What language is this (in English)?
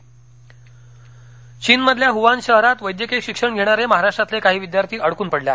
Marathi